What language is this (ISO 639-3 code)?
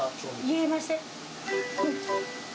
jpn